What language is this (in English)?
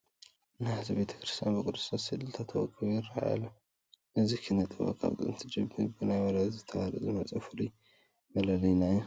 Tigrinya